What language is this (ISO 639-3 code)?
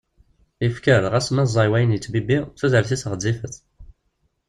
kab